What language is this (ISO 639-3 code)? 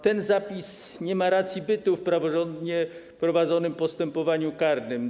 pol